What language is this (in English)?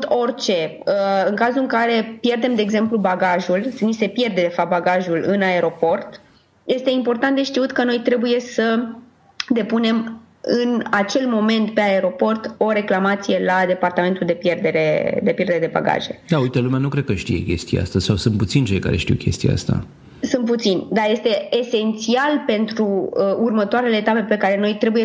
Romanian